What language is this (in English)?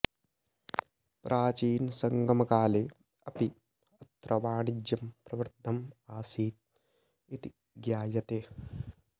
Sanskrit